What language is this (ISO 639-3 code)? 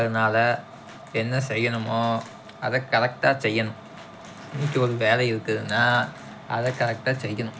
tam